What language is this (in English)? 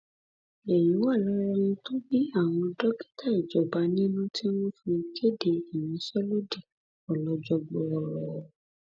Yoruba